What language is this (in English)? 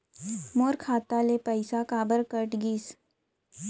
Chhattisgarhi